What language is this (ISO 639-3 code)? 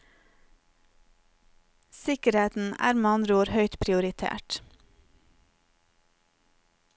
nor